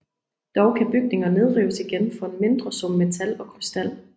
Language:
Danish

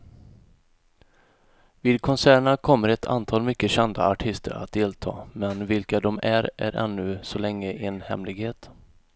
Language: Swedish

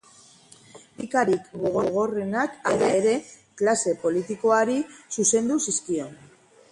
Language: Basque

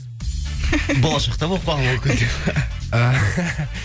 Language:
Kazakh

